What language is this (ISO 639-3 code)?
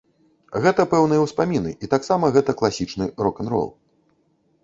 bel